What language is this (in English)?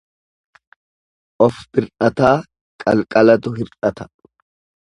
Oromo